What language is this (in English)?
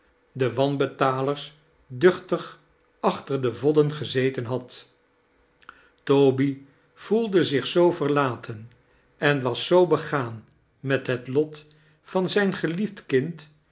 Dutch